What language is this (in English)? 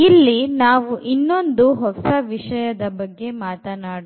Kannada